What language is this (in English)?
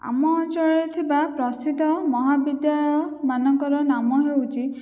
Odia